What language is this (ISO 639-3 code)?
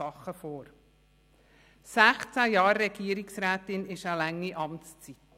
gsw